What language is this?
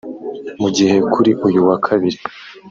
Kinyarwanda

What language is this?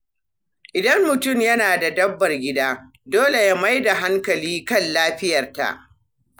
Hausa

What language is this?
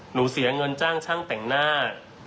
Thai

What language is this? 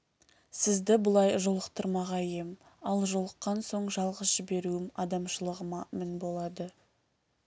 Kazakh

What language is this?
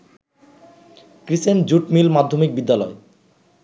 Bangla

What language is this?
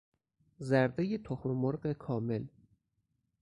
Persian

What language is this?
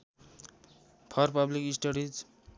Nepali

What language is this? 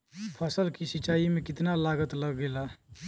Bhojpuri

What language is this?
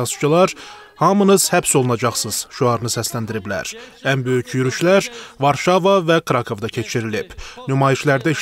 Turkish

